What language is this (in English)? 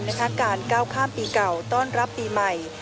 Thai